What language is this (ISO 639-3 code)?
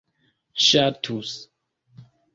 epo